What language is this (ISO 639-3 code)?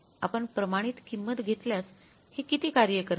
mar